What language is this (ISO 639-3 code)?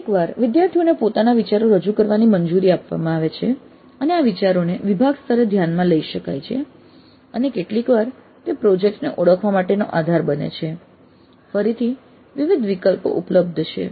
guj